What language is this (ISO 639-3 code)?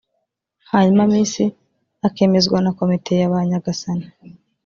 kin